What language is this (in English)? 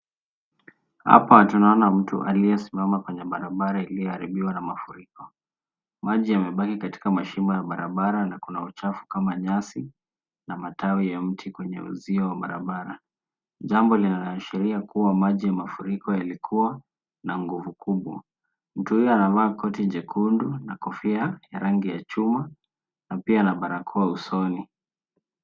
Swahili